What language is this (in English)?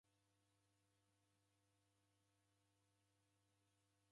Taita